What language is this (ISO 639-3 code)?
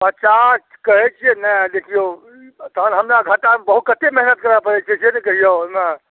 mai